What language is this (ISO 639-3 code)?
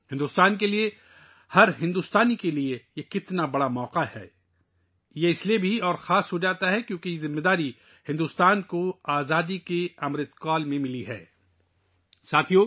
urd